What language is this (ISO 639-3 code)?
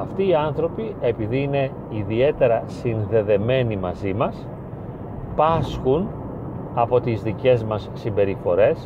ell